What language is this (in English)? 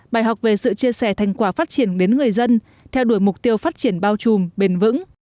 Vietnamese